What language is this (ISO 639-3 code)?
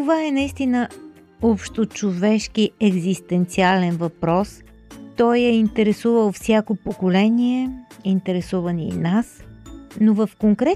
bul